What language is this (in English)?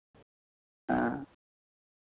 Santali